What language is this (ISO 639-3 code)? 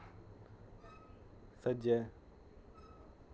doi